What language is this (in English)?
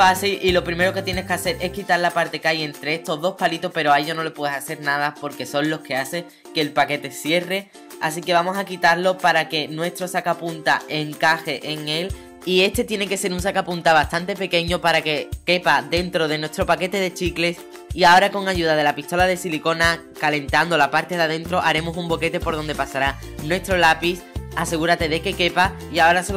Spanish